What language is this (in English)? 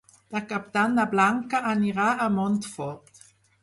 Catalan